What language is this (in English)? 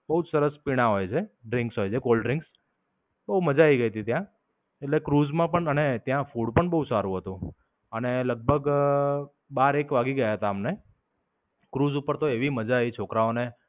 Gujarati